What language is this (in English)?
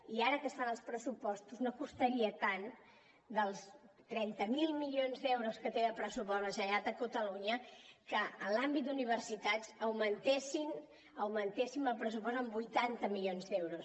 Catalan